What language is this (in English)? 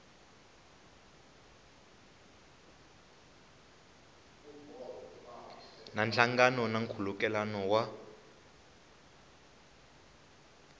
Tsonga